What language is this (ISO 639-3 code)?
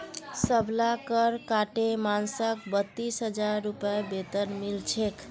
mag